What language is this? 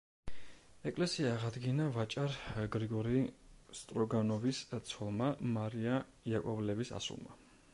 Georgian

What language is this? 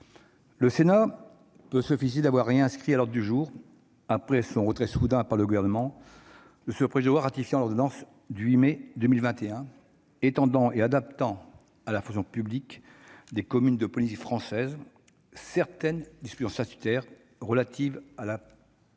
French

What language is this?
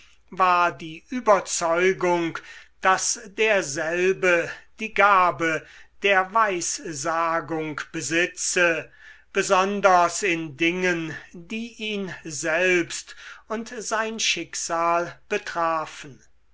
German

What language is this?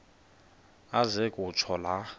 Xhosa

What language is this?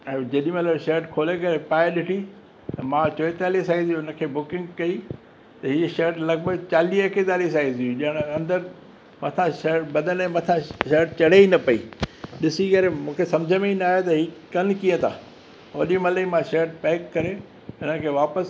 Sindhi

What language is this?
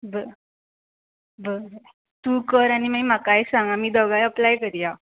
Konkani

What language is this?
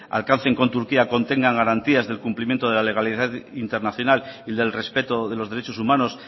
Spanish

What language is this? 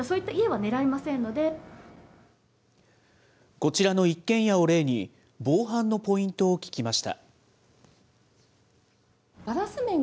Japanese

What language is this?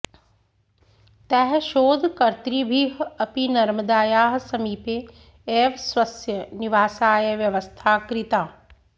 Sanskrit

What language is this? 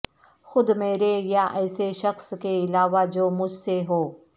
Urdu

